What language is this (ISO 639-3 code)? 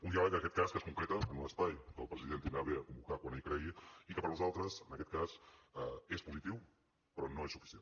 cat